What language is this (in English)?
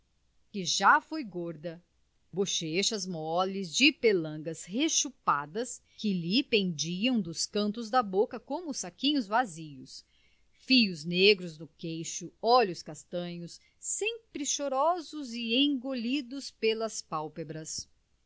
Portuguese